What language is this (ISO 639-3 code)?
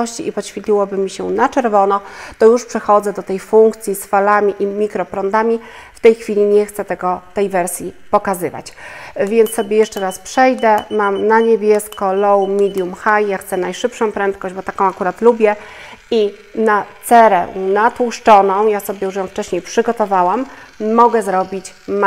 pol